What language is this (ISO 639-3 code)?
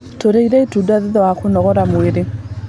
kik